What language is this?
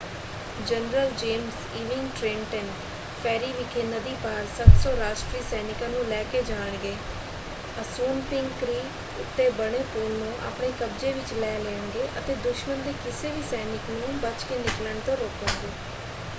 Punjabi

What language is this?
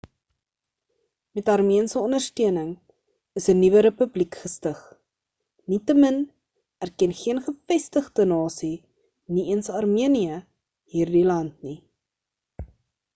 Afrikaans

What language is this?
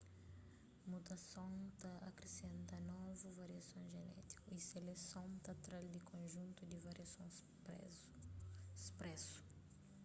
Kabuverdianu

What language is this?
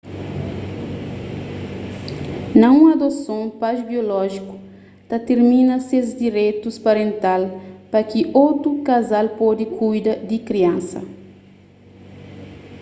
Kabuverdianu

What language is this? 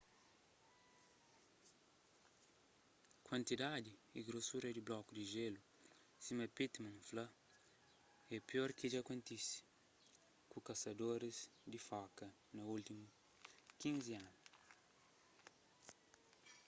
Kabuverdianu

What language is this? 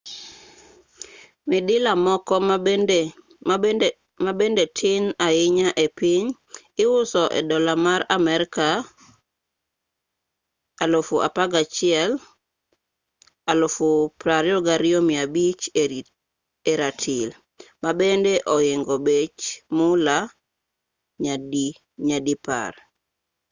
Luo (Kenya and Tanzania)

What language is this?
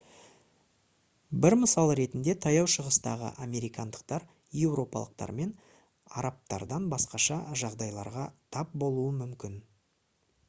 Kazakh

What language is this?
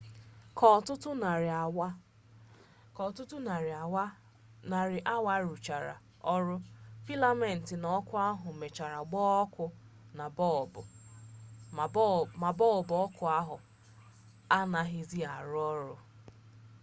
Igbo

